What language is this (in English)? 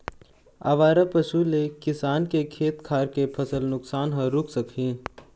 Chhattisgarhi